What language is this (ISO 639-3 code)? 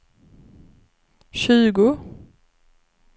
swe